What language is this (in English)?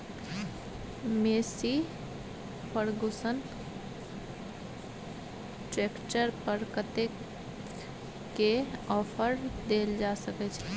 Maithili